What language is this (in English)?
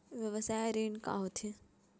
Chhattisgarhi